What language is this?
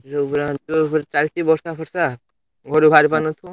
Odia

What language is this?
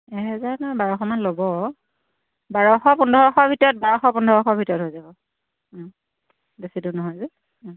Assamese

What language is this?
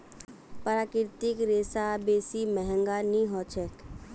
Magahi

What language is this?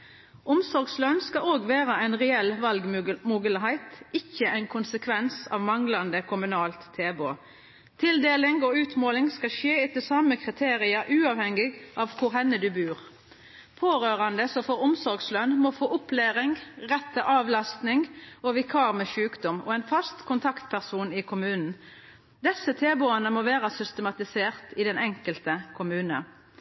Norwegian Nynorsk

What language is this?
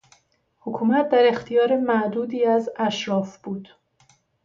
Persian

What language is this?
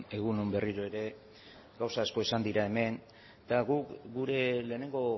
Basque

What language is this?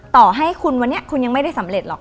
Thai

